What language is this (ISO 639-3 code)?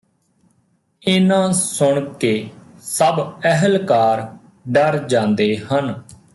pan